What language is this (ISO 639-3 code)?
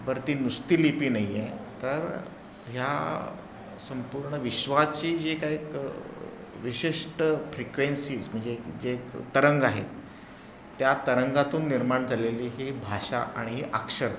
mar